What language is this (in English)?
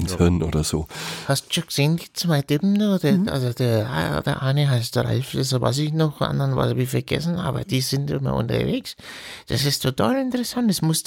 German